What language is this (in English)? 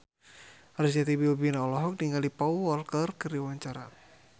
Sundanese